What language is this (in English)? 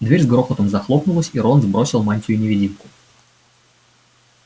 Russian